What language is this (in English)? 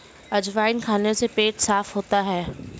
Hindi